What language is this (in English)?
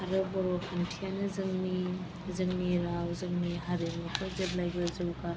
Bodo